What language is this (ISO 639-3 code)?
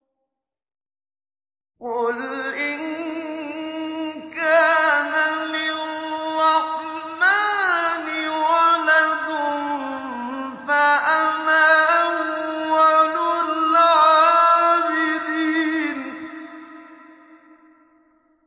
ara